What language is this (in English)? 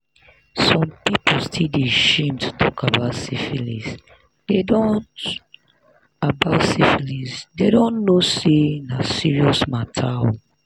Nigerian Pidgin